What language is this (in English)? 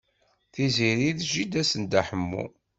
Kabyle